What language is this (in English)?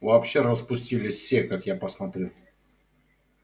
Russian